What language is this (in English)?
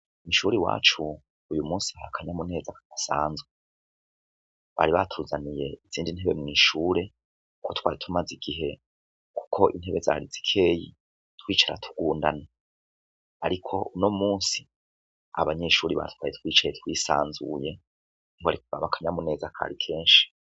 Rundi